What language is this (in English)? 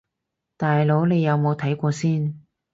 Cantonese